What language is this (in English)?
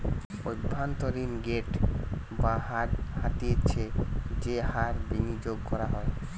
Bangla